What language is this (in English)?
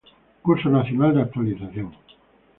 Spanish